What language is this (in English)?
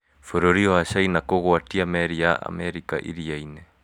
Kikuyu